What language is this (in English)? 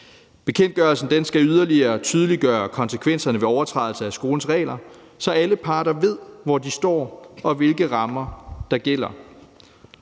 Danish